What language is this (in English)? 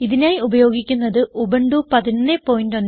Malayalam